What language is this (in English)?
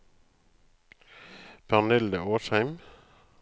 Norwegian